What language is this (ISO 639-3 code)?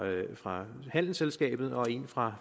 dan